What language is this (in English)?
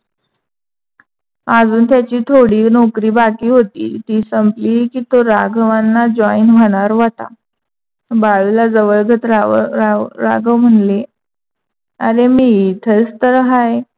Marathi